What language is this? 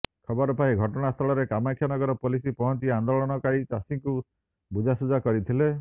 Odia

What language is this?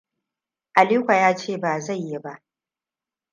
Hausa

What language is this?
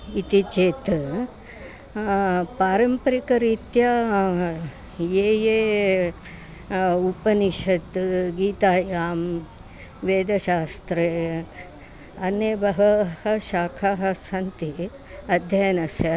Sanskrit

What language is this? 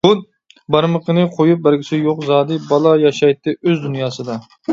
Uyghur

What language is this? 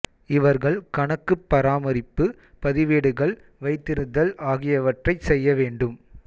Tamil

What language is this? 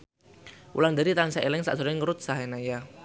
Javanese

